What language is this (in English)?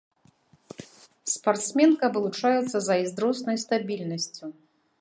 Belarusian